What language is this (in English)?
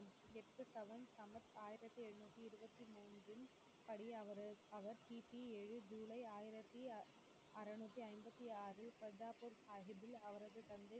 Tamil